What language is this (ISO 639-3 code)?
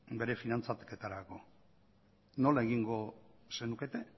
eus